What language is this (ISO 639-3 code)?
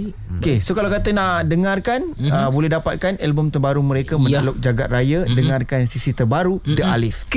msa